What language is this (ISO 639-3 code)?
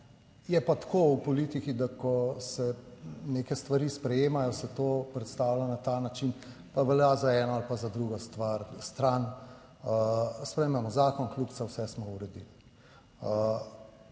slv